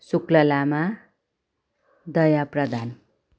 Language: Nepali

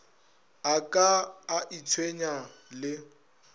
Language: Northern Sotho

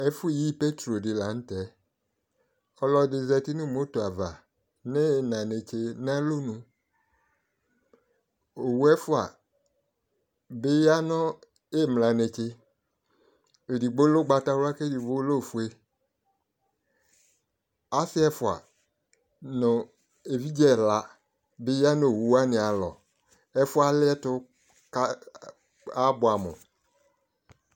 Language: Ikposo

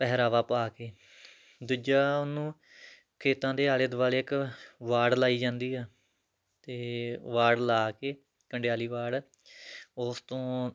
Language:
Punjabi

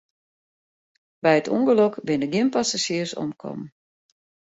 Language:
Western Frisian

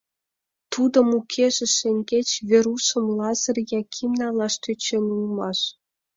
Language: Mari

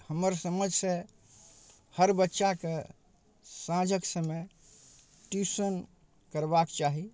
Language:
Maithili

